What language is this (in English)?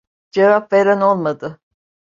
Turkish